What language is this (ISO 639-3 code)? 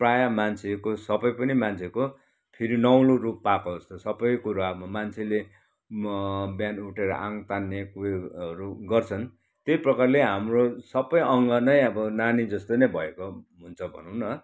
nep